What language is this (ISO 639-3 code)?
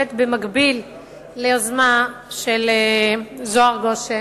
heb